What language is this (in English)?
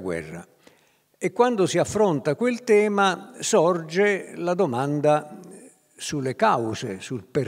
Italian